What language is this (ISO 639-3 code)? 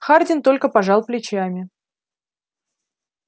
rus